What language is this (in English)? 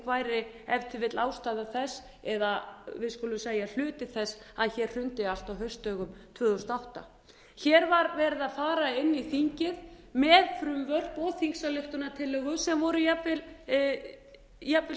Icelandic